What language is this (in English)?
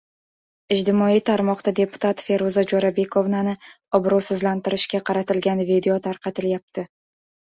Uzbek